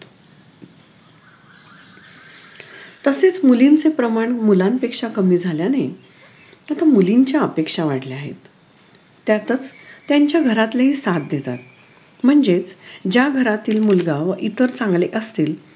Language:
Marathi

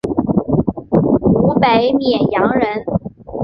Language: Chinese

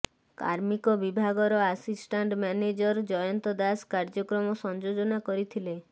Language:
Odia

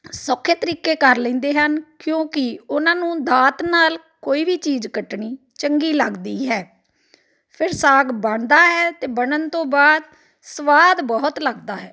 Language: Punjabi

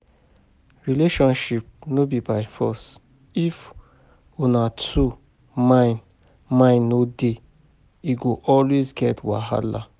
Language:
Nigerian Pidgin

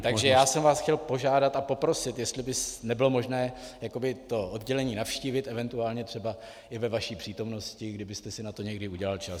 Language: Czech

